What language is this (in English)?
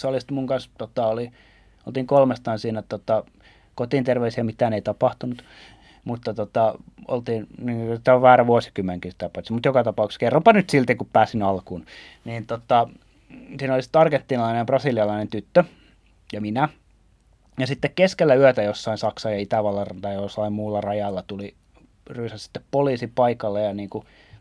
Finnish